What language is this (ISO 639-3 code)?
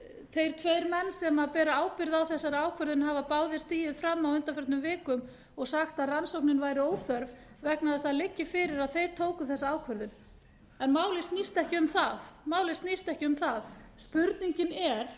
isl